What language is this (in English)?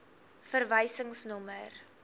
Afrikaans